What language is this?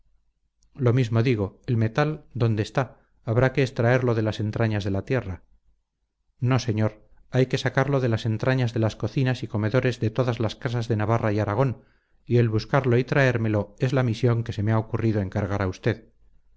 Spanish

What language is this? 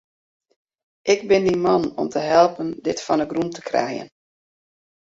Western Frisian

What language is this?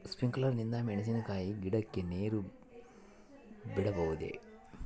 Kannada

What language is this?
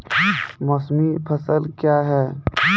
Maithili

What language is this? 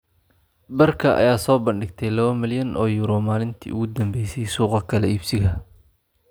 Somali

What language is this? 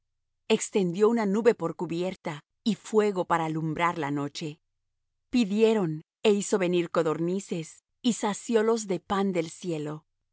Spanish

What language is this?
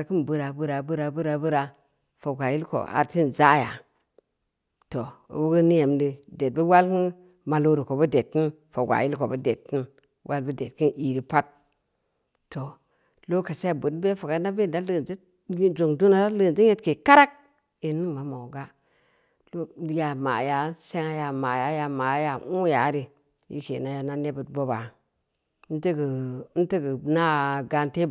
Samba Leko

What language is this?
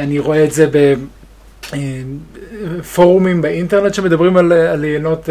Hebrew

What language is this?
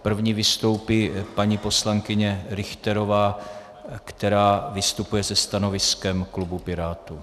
Czech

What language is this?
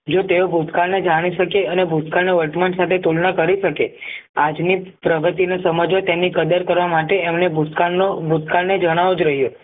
Gujarati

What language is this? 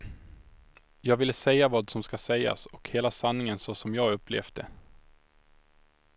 Swedish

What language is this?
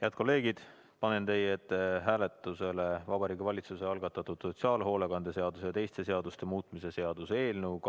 Estonian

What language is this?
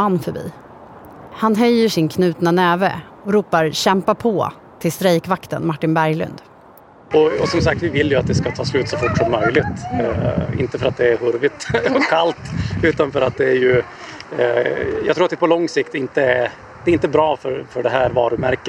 Swedish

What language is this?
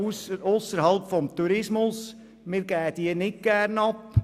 Swiss German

